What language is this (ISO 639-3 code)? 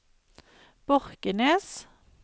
nor